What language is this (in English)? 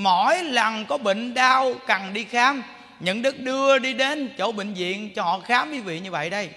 Vietnamese